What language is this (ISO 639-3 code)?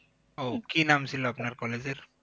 ben